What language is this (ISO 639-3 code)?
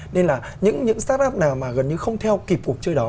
vie